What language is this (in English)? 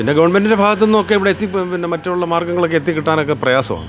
Malayalam